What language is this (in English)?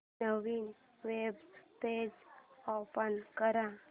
Marathi